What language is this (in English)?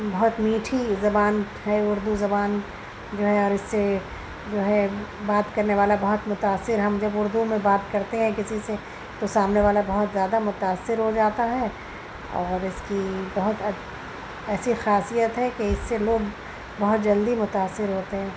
Urdu